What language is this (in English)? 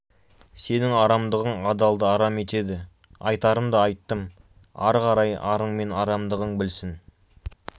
Kazakh